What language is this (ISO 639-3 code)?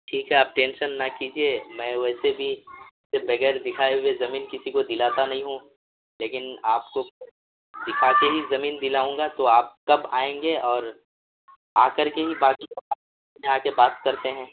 urd